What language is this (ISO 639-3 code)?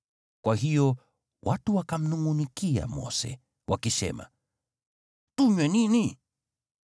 swa